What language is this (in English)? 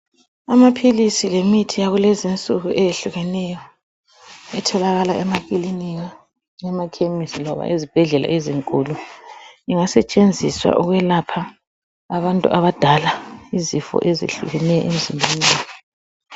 North Ndebele